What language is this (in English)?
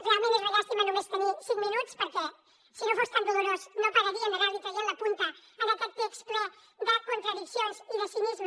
Catalan